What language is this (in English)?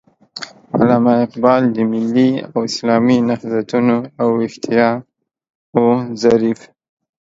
Pashto